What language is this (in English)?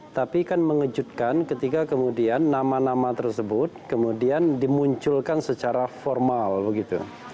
Indonesian